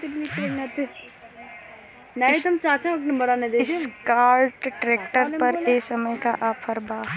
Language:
Bhojpuri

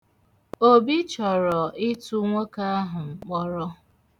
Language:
Igbo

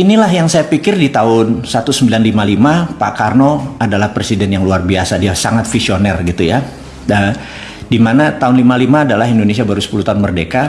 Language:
Indonesian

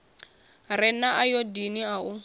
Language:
Venda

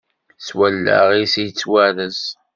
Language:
Kabyle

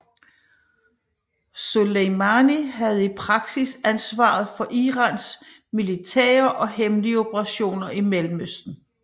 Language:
Danish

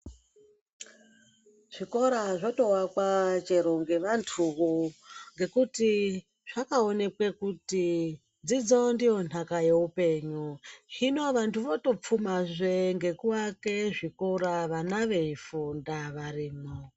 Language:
Ndau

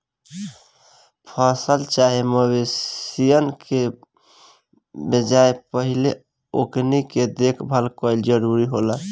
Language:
Bhojpuri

